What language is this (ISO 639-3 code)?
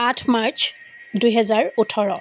asm